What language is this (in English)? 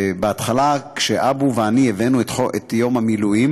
Hebrew